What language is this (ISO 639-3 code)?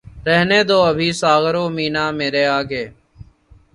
urd